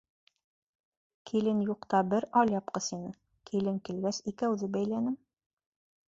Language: Bashkir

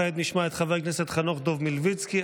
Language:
Hebrew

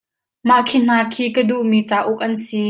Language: Hakha Chin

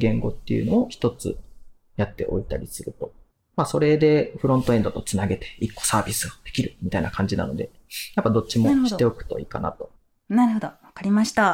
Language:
Japanese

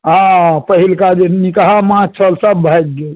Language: Maithili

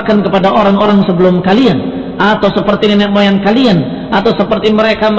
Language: Indonesian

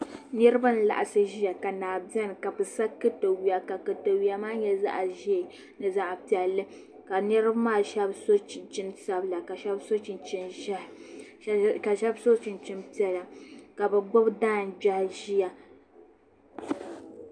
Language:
Dagbani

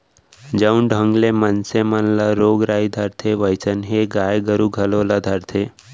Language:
Chhattisgarhi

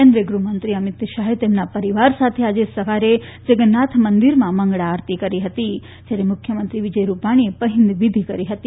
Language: Gujarati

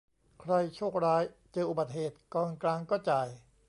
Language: Thai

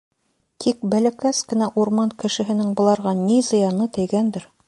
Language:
Bashkir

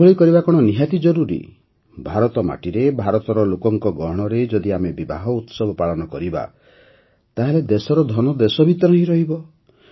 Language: Odia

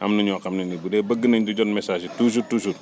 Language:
Wolof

